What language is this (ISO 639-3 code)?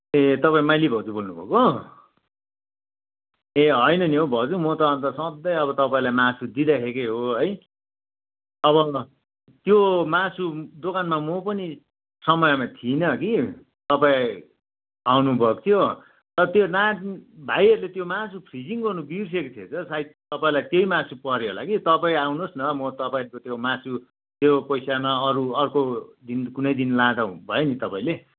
nep